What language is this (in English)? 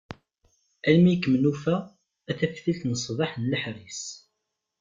Kabyle